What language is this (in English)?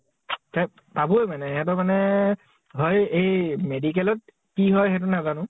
Assamese